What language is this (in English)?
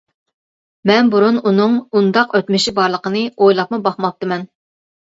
Uyghur